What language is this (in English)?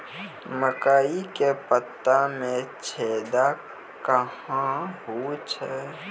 Maithili